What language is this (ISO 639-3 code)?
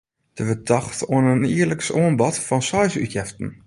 fry